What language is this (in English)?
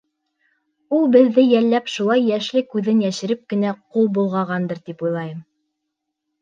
Bashkir